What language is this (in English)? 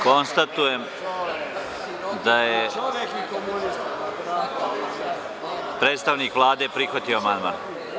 Serbian